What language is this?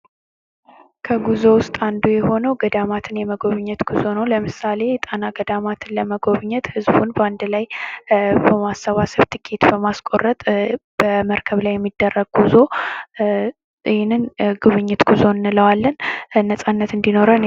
Amharic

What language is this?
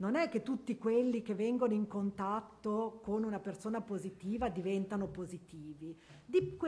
Italian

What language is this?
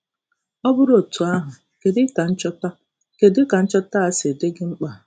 Igbo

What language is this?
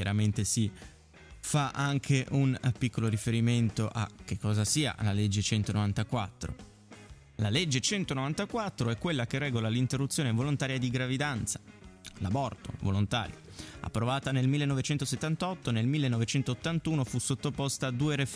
Italian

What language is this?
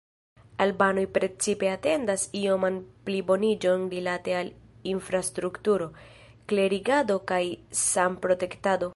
Esperanto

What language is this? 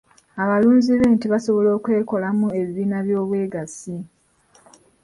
Ganda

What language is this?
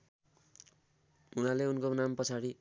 Nepali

